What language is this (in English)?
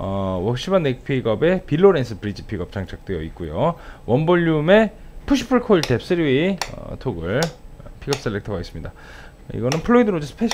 Korean